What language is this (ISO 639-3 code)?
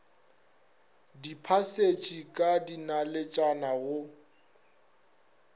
nso